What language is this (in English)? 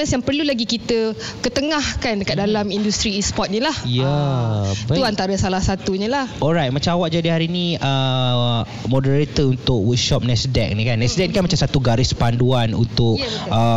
Malay